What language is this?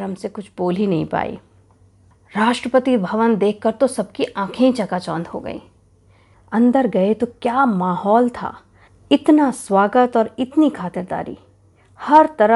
Hindi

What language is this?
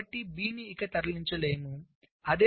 Telugu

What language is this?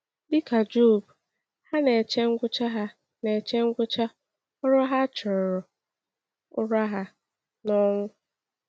Igbo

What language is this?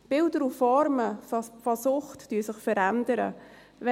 Swiss German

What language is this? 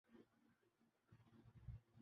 Urdu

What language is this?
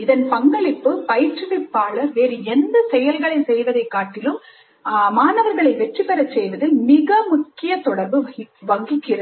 Tamil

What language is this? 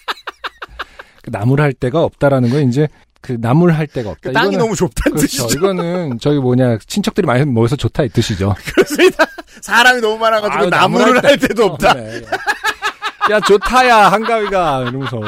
Korean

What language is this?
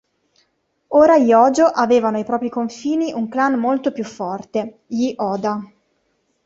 Italian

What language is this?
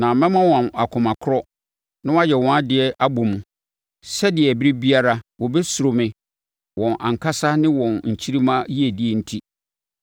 Akan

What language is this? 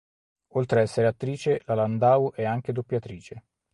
Italian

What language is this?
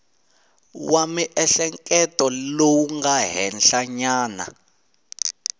Tsonga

